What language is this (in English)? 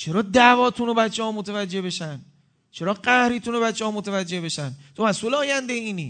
Persian